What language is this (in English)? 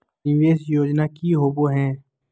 Magahi